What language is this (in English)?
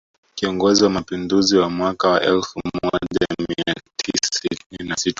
Swahili